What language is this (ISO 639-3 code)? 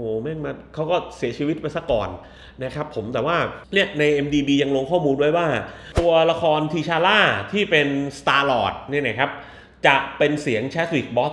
tha